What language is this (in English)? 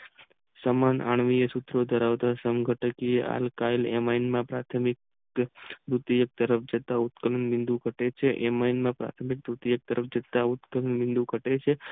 Gujarati